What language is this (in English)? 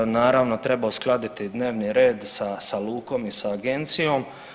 Croatian